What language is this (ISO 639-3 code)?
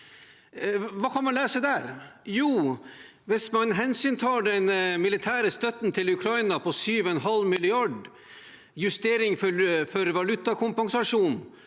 nor